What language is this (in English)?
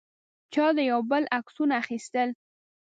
Pashto